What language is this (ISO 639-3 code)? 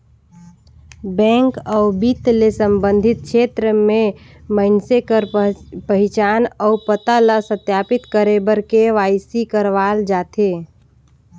hne